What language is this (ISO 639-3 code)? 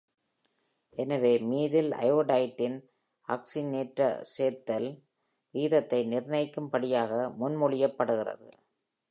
tam